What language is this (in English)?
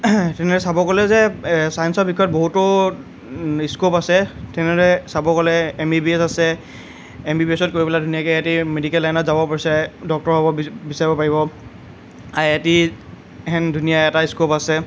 Assamese